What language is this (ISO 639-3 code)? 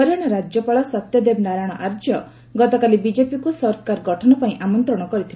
ori